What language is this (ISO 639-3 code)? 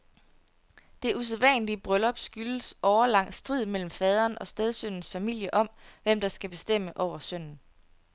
dan